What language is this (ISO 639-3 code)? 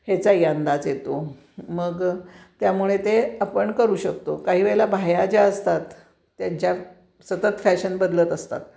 mar